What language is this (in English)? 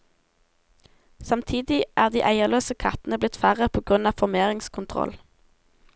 Norwegian